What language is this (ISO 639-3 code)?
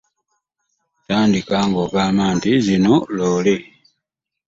lug